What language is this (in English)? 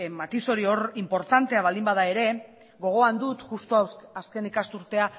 Basque